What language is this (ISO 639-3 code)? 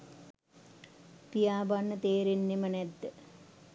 sin